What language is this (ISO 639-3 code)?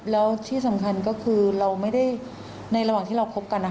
tha